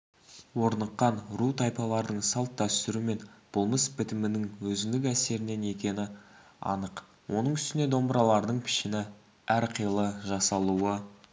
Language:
Kazakh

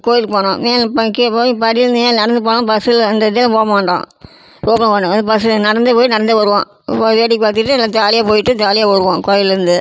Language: Tamil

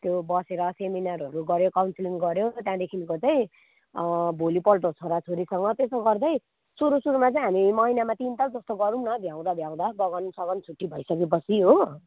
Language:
Nepali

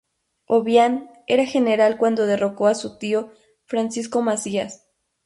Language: Spanish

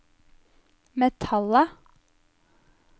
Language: Norwegian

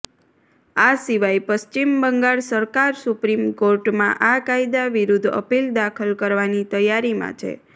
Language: Gujarati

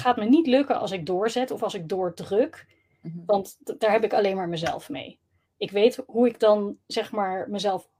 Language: Dutch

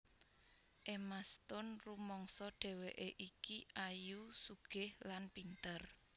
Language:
Javanese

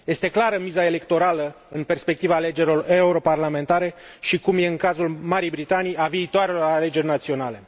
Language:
Romanian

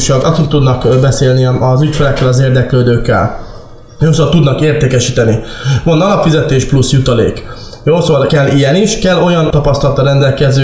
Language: Hungarian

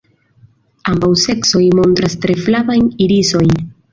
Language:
Esperanto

